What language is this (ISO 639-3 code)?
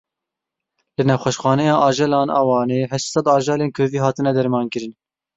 kur